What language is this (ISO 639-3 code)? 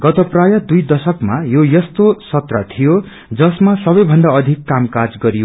nep